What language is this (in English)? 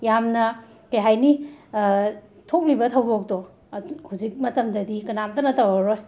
Manipuri